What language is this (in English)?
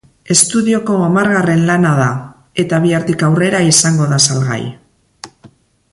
Basque